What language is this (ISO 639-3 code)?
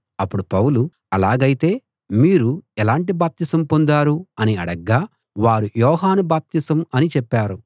tel